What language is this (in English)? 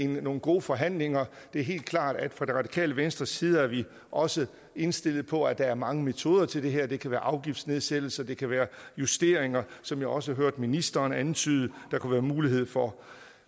Danish